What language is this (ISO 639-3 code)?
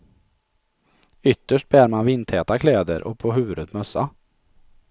swe